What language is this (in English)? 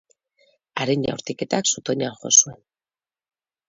Basque